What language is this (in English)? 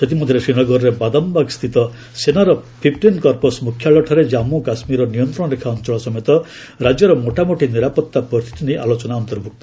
Odia